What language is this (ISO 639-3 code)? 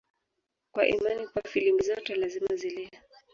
swa